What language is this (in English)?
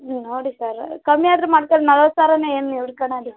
Kannada